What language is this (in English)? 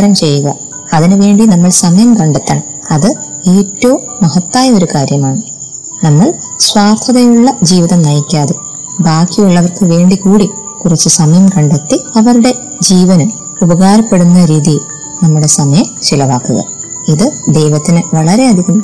Malayalam